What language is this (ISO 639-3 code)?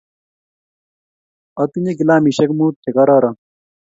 kln